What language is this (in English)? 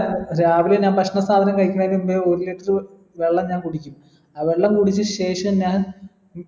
Malayalam